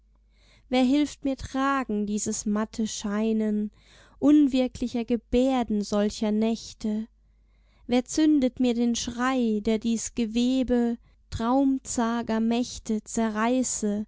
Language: German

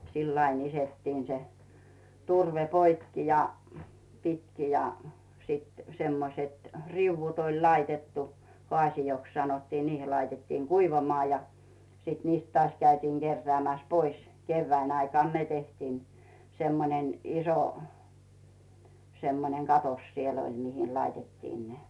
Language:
Finnish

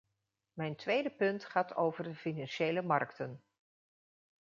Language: Dutch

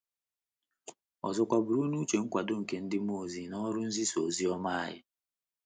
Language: Igbo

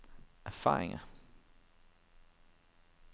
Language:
Danish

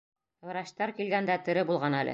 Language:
Bashkir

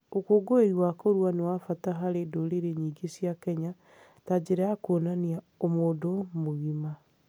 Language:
Kikuyu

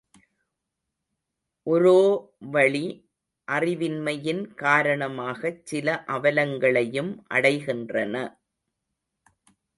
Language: Tamil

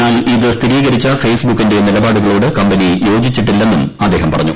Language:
Malayalam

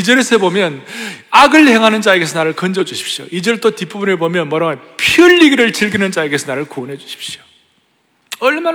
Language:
Korean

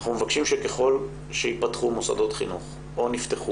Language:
Hebrew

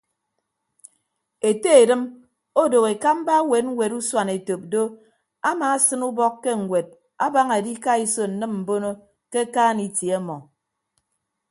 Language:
Ibibio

